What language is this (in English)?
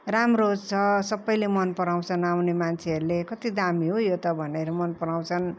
Nepali